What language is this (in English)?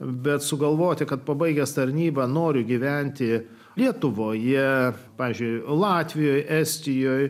Lithuanian